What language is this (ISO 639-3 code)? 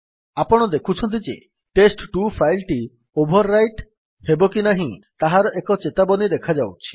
ori